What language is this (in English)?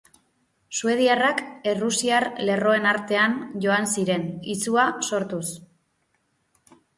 Basque